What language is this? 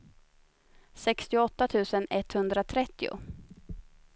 Swedish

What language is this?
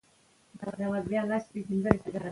Pashto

